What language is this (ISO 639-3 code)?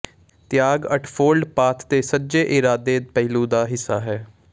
pan